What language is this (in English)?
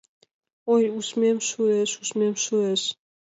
Mari